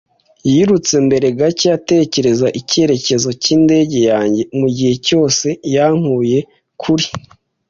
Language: Kinyarwanda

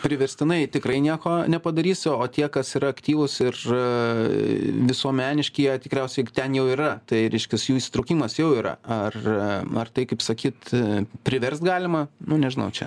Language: Lithuanian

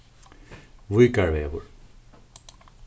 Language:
Faroese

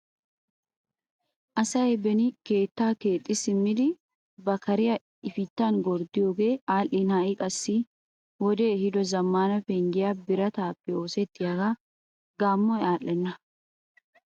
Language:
Wolaytta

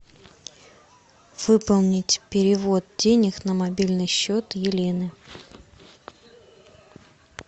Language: Russian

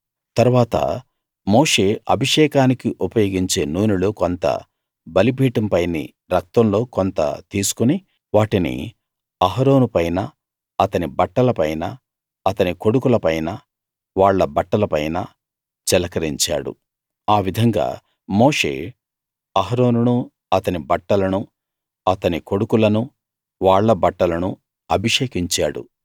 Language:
Telugu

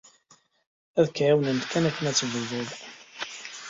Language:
Kabyle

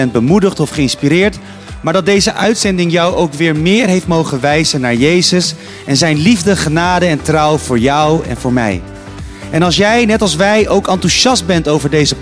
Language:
Dutch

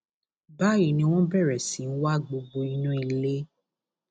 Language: Yoruba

